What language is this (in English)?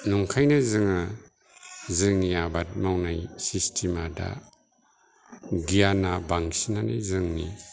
Bodo